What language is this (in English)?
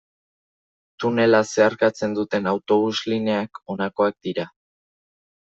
Basque